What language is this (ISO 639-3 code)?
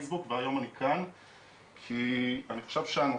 heb